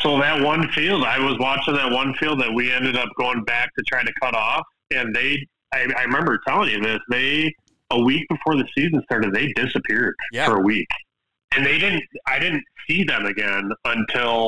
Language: English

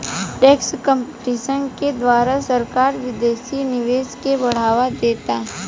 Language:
Bhojpuri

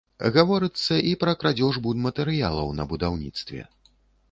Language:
Belarusian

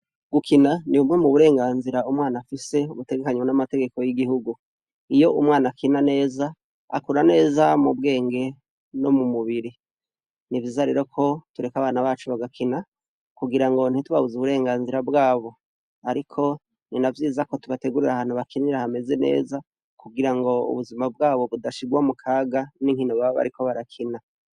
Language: Rundi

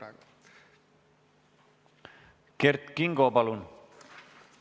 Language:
Estonian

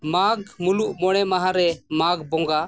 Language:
Santali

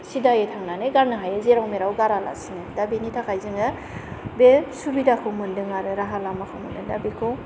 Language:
Bodo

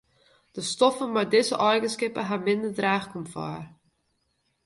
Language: Western Frisian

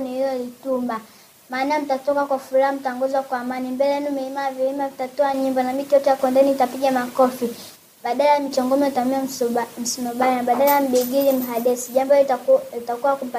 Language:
Swahili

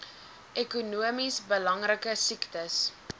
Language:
Afrikaans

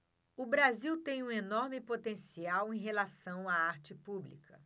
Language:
Portuguese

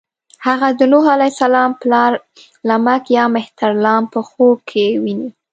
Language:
Pashto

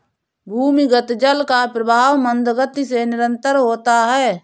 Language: Hindi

